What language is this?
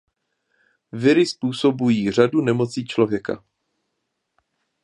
Czech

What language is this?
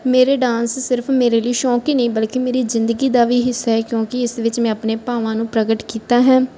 Punjabi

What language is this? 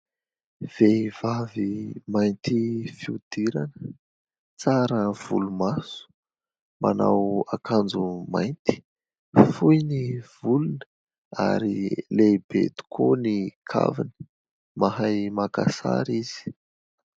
Malagasy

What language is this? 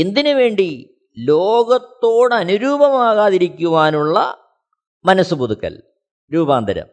Malayalam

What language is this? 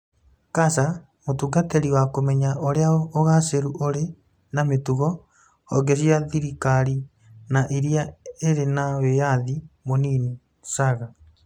Kikuyu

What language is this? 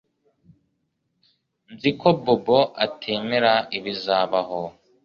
Kinyarwanda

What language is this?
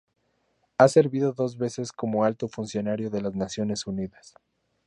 Spanish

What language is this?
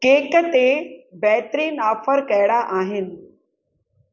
Sindhi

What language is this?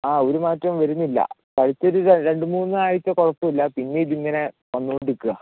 Malayalam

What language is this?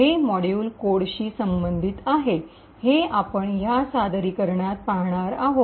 Marathi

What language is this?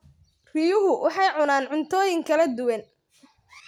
Somali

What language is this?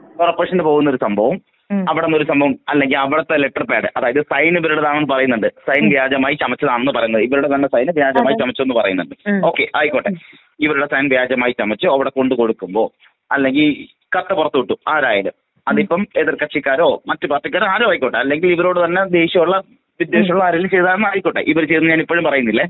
Malayalam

